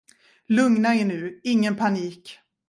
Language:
Swedish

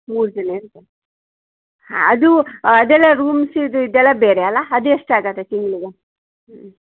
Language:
Kannada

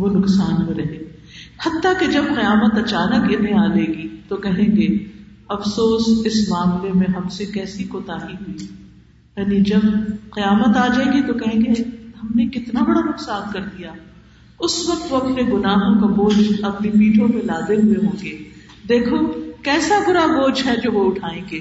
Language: Urdu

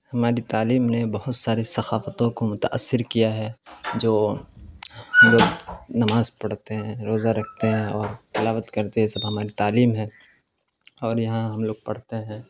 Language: Urdu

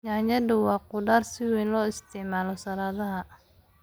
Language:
Somali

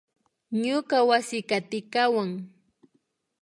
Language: Imbabura Highland Quichua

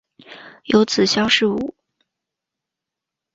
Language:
Chinese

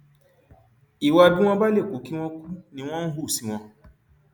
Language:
Yoruba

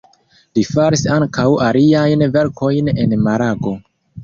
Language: Esperanto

